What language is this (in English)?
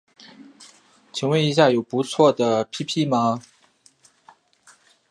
Chinese